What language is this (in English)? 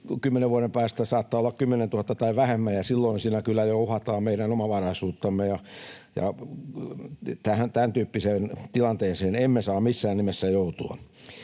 Finnish